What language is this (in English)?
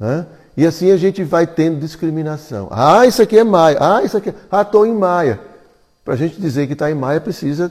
Portuguese